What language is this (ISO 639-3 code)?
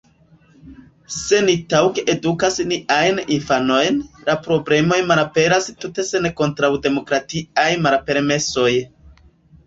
epo